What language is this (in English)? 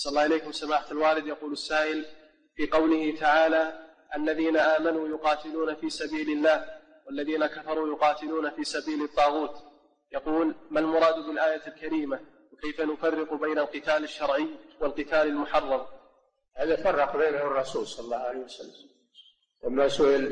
Arabic